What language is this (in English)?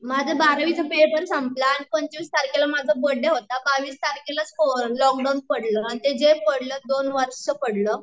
Marathi